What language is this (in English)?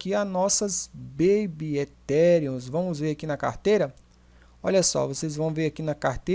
Portuguese